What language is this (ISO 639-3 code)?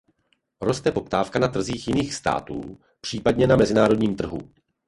ces